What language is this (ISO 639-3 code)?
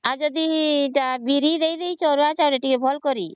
ori